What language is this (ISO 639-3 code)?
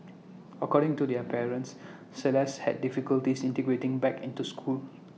eng